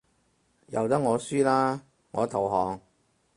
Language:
Cantonese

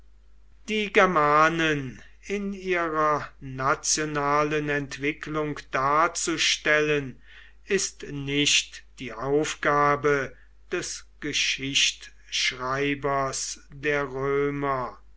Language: German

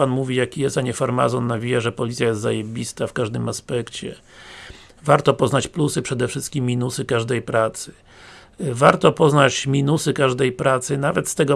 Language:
Polish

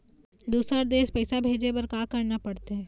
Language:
Chhattisgarhi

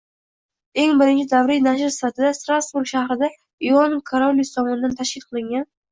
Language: Uzbek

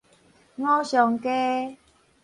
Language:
Min Nan Chinese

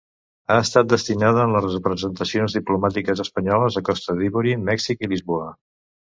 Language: Catalan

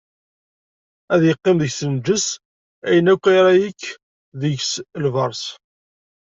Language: Kabyle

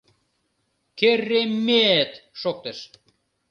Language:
Mari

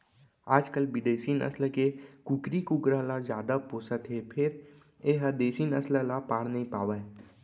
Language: Chhattisgarhi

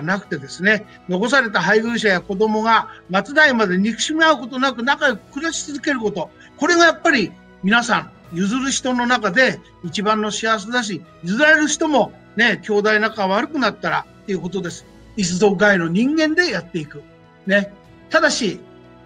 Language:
Japanese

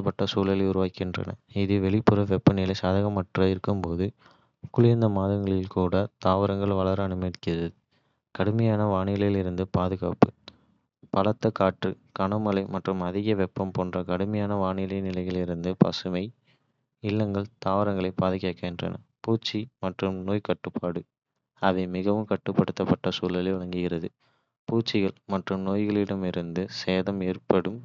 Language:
Kota (India)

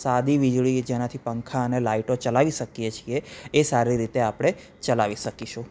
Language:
Gujarati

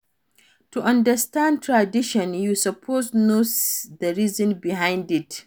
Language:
Nigerian Pidgin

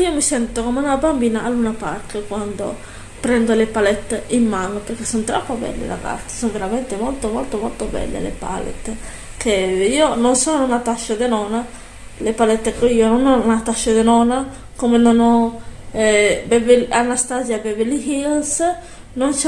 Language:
Italian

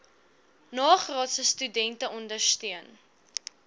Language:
Afrikaans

